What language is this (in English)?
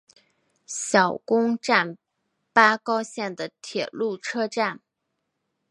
Chinese